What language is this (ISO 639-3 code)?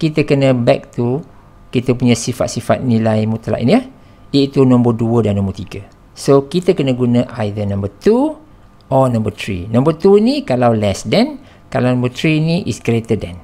msa